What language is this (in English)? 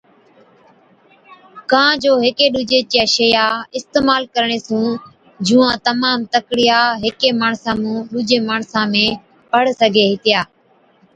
Od